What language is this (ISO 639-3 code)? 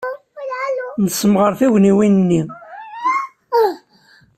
kab